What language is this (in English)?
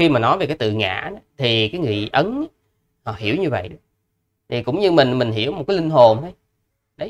Vietnamese